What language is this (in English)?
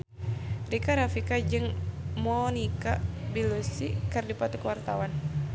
Sundanese